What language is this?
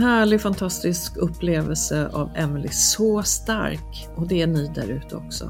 Swedish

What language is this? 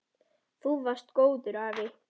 Icelandic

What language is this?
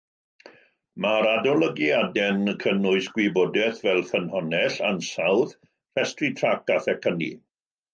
Welsh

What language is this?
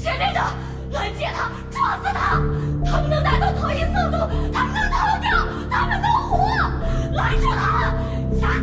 Chinese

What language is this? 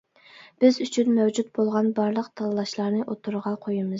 Uyghur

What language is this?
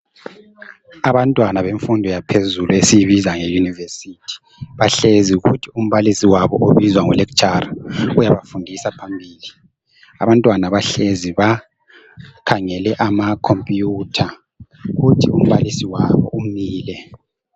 North Ndebele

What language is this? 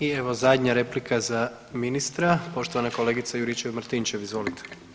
Croatian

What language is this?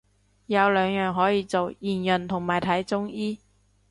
Cantonese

